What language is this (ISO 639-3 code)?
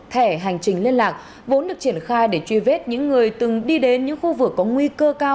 vie